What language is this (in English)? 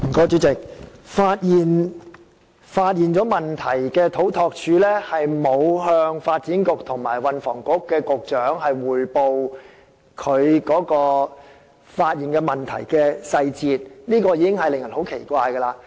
Cantonese